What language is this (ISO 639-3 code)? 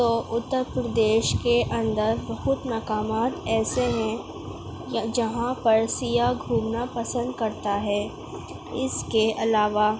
urd